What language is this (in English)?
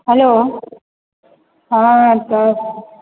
Maithili